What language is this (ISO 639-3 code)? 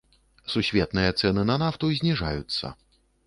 bel